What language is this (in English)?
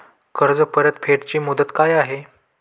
Marathi